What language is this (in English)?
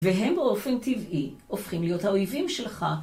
Hebrew